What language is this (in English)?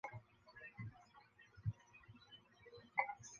Chinese